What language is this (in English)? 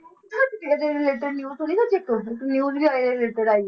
Punjabi